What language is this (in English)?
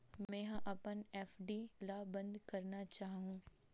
Chhattisgarhi